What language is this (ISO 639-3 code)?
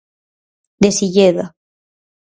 glg